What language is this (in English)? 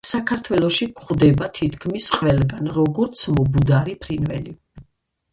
Georgian